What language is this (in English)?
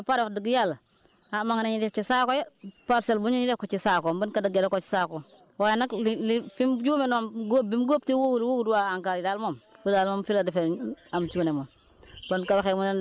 Wolof